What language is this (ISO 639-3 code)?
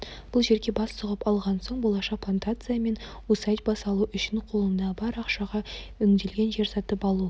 kaz